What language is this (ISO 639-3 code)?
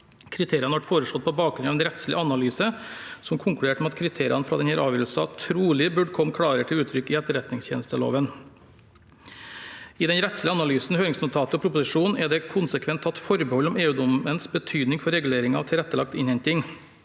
nor